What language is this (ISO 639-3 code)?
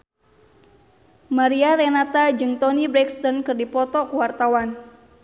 sun